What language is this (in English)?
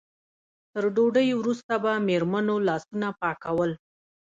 Pashto